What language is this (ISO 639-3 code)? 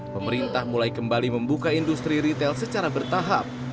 ind